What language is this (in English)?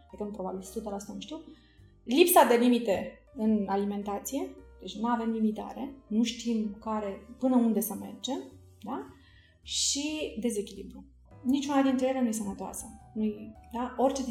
Romanian